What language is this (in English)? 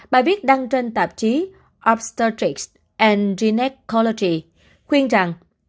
Vietnamese